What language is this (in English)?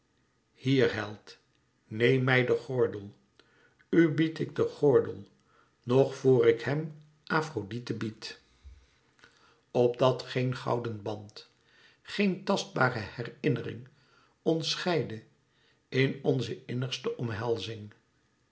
Dutch